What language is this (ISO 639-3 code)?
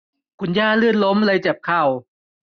tha